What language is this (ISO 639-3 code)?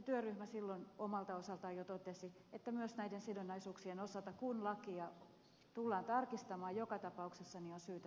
fin